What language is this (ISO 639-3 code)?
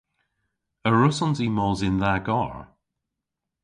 cor